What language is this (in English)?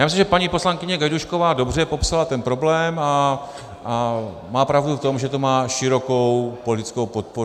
Czech